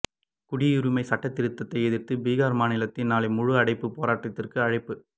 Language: Tamil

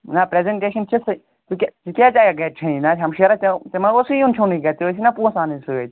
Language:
Kashmiri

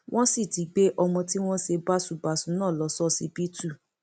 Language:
Yoruba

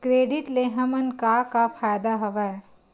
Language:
Chhattisgarhi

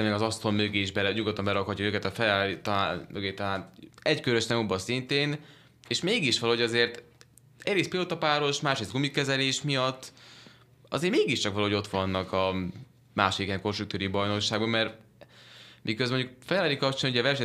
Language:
Hungarian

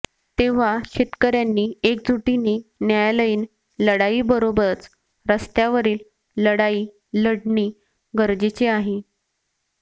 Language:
Marathi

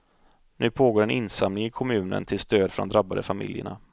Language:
Swedish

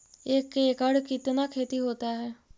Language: Magahi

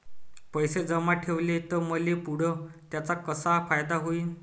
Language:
Marathi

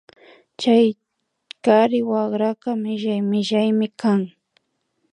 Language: Imbabura Highland Quichua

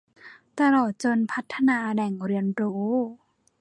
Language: Thai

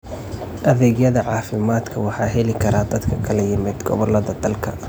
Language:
Somali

